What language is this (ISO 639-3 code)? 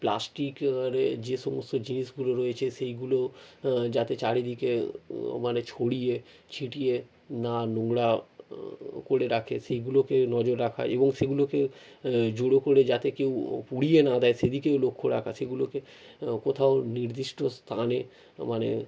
ben